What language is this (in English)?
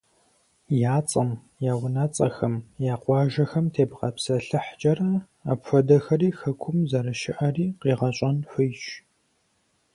Kabardian